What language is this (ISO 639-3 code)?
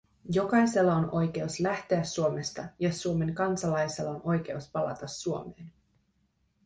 fin